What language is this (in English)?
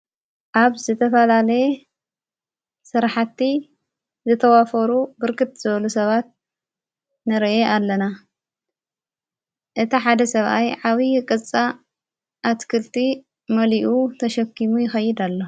Tigrinya